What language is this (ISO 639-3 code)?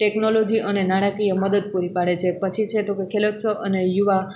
guj